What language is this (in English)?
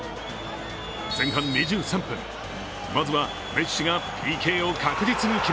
Japanese